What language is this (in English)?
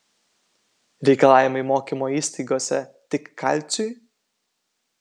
Lithuanian